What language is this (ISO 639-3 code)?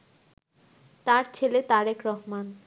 ben